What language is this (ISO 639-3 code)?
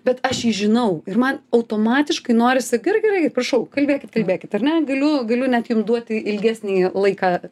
lit